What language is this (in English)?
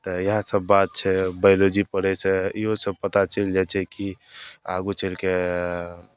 Maithili